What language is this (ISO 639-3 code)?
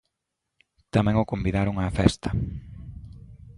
glg